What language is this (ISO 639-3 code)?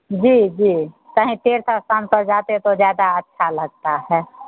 hin